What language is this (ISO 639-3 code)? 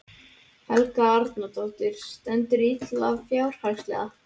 isl